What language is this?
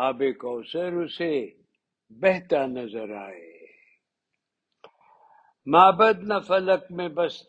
Urdu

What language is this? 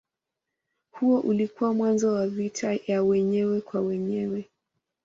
Swahili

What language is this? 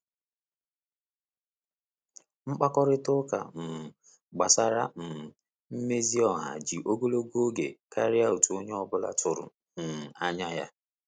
Igbo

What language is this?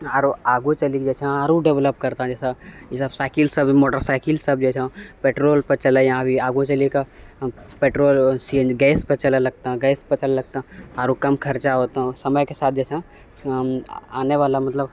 Maithili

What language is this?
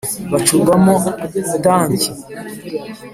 Kinyarwanda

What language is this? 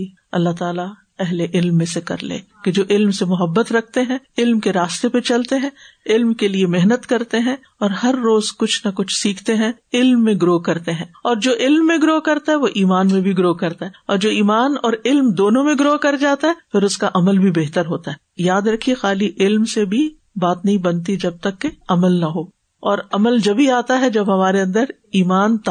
Urdu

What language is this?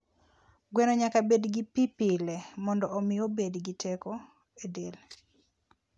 Luo (Kenya and Tanzania)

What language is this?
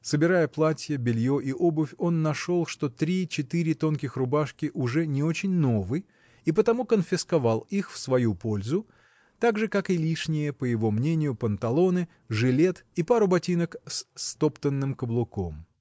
Russian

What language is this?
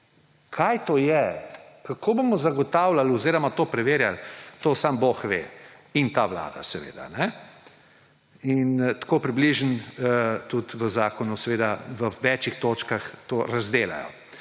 Slovenian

